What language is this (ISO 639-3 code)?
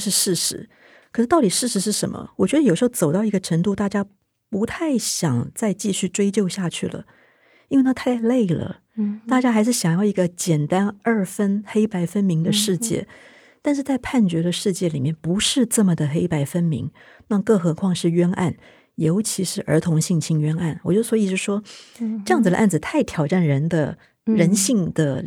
zho